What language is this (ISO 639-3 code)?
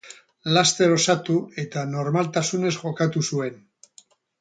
eus